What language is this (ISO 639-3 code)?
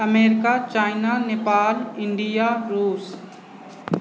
mai